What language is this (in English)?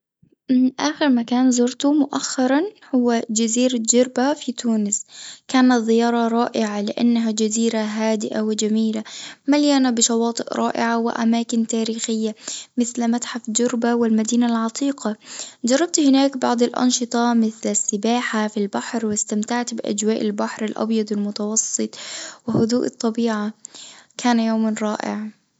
Tunisian Arabic